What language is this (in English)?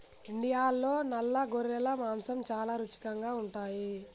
Telugu